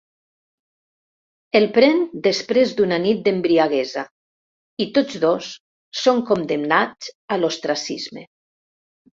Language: Catalan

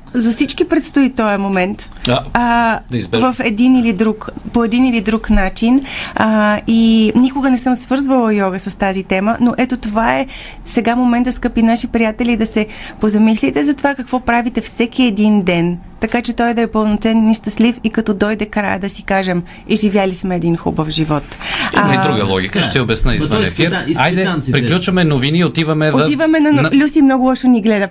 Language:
Bulgarian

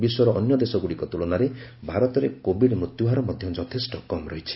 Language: Odia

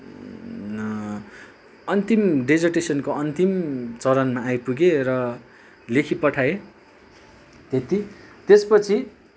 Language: Nepali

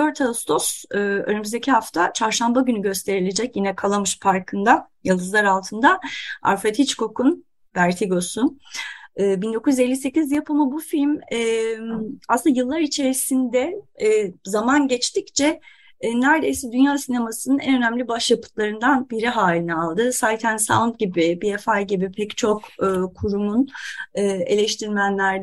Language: Turkish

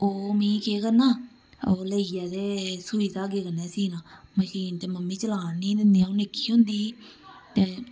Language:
Dogri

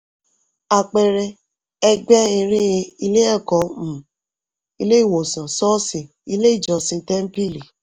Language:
Yoruba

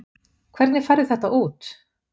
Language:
Icelandic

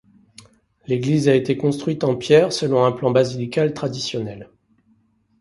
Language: French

